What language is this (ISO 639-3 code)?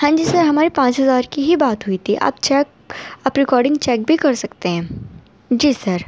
urd